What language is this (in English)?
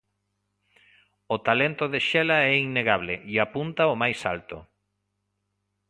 Galician